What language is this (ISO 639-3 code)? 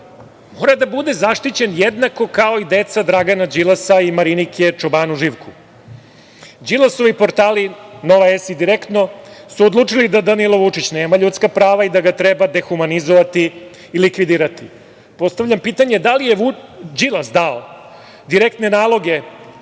srp